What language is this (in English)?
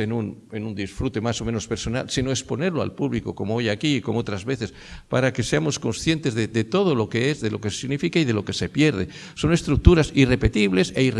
Spanish